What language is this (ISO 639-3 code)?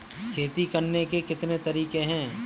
hin